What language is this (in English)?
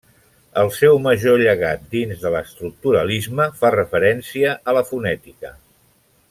Catalan